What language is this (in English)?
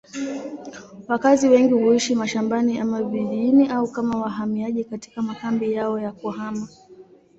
Swahili